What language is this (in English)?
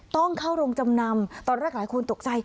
Thai